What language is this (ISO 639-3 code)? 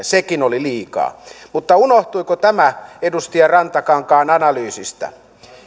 fin